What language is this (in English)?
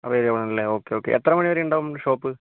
Malayalam